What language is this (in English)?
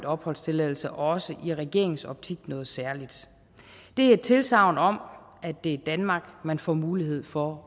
Danish